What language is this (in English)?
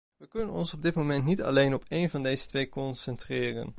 Dutch